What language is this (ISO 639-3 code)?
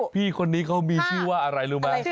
tha